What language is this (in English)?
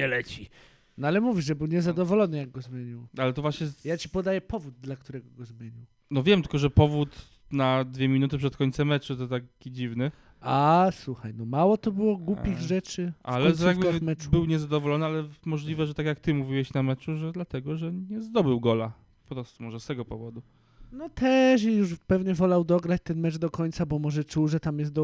Polish